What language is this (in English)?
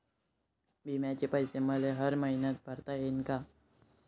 Marathi